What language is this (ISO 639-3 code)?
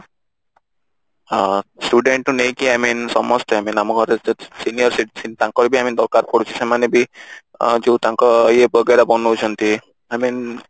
ori